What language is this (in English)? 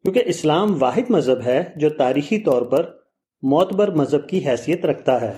Urdu